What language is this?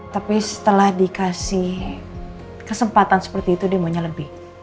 Indonesian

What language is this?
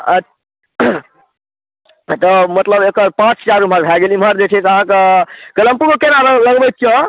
Maithili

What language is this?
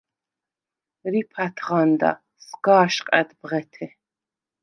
Svan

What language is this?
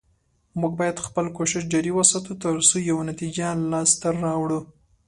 Pashto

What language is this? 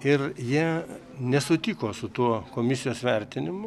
Lithuanian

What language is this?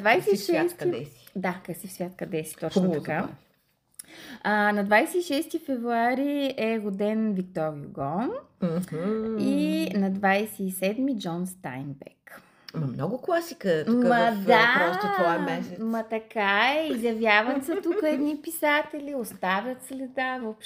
Bulgarian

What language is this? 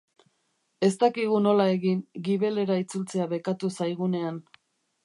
Basque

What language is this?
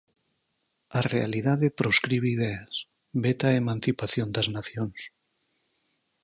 Galician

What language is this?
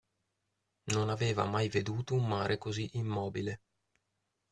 Italian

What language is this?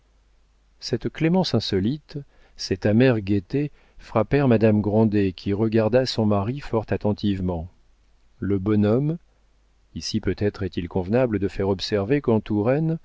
French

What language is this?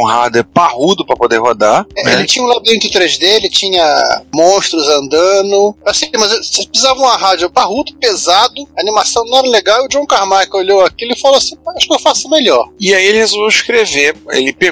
Portuguese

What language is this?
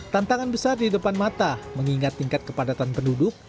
Indonesian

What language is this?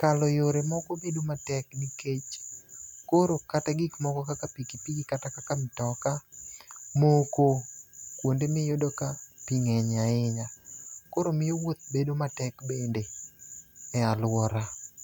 Luo (Kenya and Tanzania)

